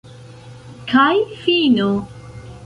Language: Esperanto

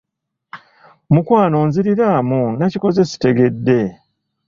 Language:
Ganda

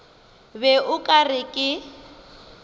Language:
Northern Sotho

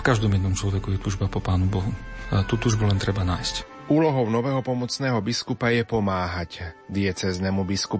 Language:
Slovak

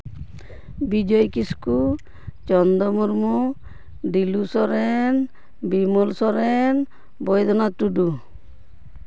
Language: Santali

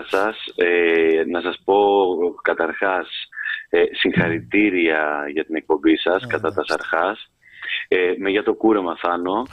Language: Greek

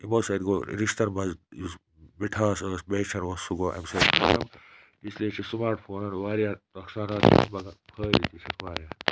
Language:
Kashmiri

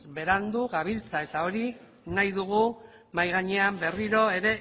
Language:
Basque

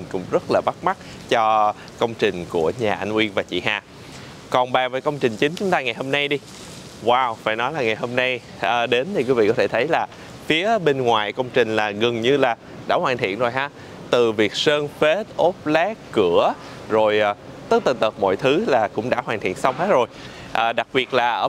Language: Vietnamese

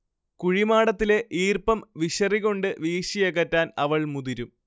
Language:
Malayalam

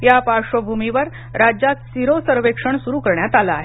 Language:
Marathi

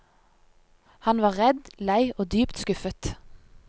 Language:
Norwegian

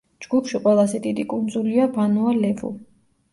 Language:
Georgian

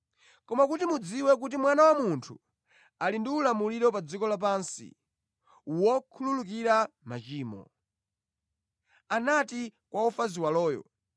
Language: Nyanja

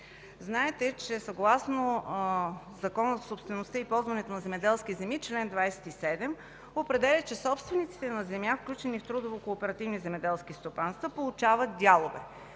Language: Bulgarian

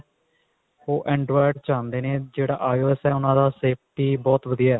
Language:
Punjabi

